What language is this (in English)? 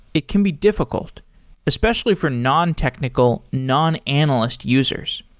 English